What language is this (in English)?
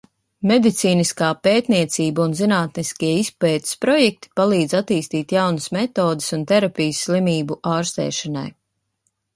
Latvian